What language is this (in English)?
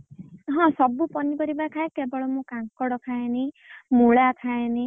Odia